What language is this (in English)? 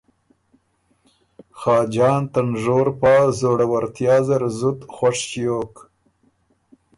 Ormuri